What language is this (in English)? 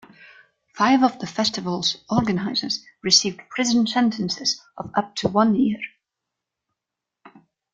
English